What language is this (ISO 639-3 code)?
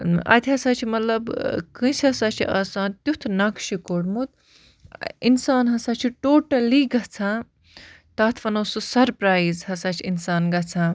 kas